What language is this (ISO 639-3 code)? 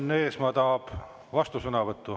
est